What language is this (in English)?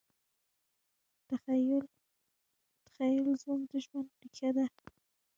Pashto